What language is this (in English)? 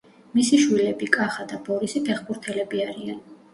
Georgian